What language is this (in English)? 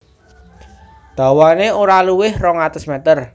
Javanese